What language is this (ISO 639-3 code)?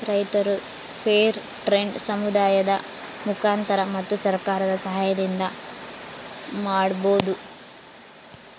kan